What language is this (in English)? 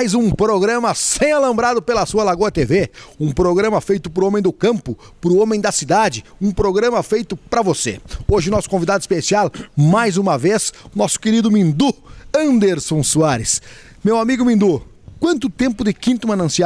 Portuguese